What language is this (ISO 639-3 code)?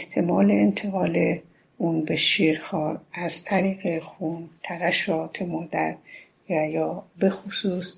fas